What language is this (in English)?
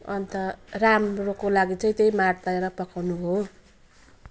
Nepali